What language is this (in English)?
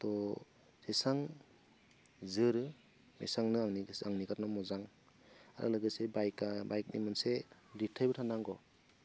Bodo